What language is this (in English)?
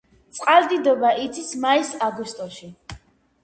Georgian